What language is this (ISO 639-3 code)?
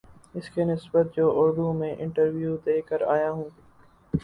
urd